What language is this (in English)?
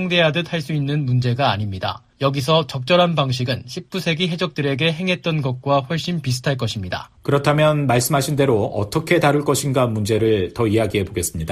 Korean